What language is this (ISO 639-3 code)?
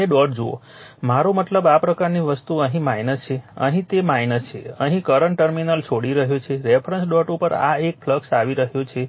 guj